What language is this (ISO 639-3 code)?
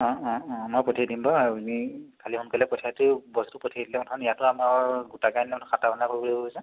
asm